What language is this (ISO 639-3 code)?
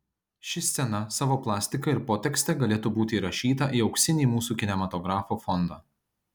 lit